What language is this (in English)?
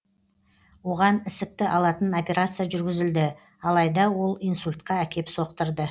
Kazakh